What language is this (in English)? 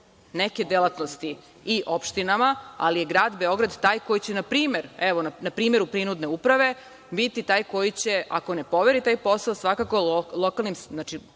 Serbian